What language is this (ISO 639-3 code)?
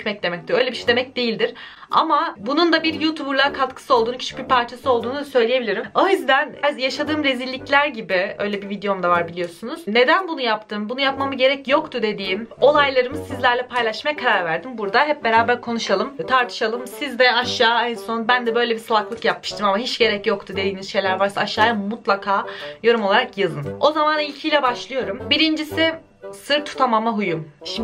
tur